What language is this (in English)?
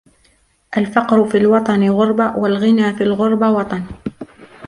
Arabic